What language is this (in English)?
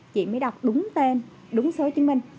Vietnamese